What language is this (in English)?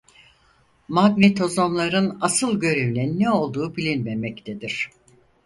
Turkish